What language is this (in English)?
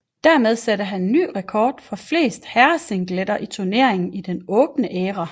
Danish